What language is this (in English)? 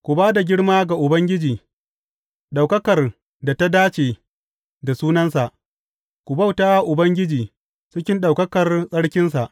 Hausa